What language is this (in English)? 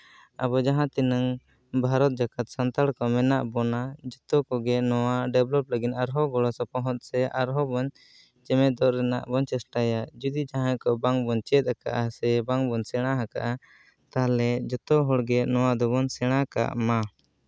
Santali